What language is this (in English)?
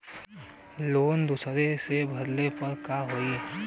Bhojpuri